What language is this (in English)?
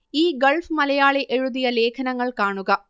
Malayalam